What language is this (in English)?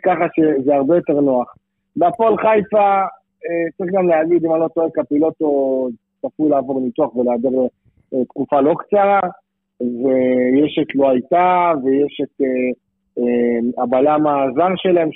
Hebrew